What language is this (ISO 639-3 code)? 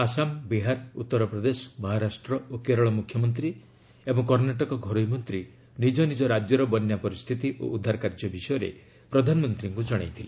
ori